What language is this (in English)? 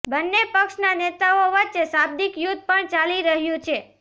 Gujarati